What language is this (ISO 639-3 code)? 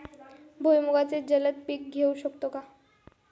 mar